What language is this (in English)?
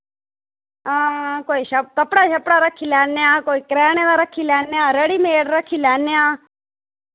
Dogri